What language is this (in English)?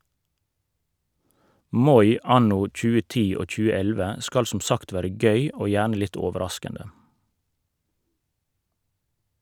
Norwegian